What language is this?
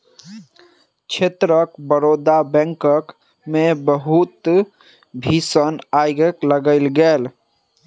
Maithili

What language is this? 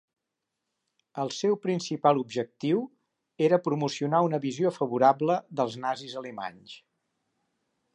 Catalan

